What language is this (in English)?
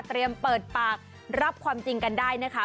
Thai